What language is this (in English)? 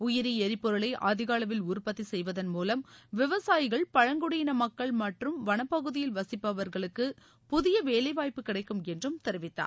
Tamil